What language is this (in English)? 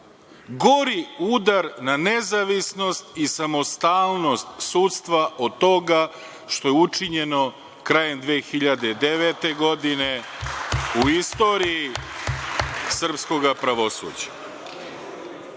Serbian